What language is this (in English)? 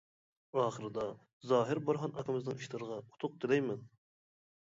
Uyghur